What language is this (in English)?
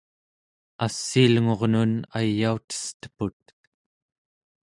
Central Yupik